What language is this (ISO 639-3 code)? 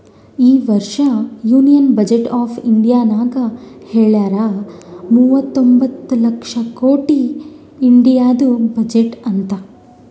kan